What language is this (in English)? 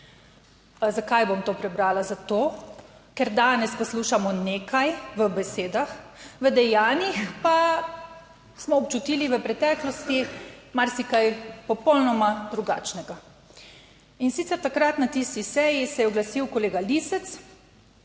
Slovenian